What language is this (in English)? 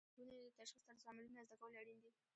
Pashto